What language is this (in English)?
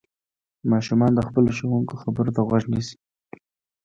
Pashto